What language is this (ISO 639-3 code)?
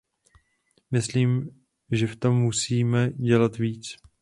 ces